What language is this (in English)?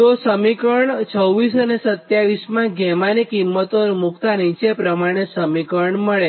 Gujarati